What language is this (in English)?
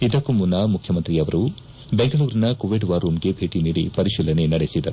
Kannada